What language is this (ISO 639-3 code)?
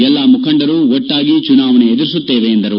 kan